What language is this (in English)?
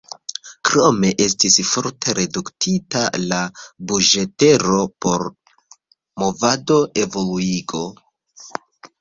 Esperanto